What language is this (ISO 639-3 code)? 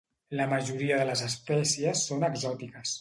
cat